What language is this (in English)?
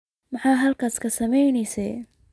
Somali